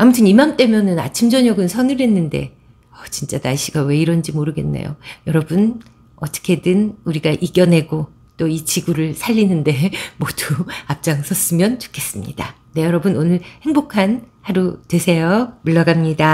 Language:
Korean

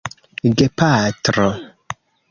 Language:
Esperanto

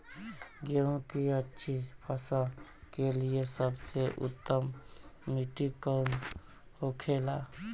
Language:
Bhojpuri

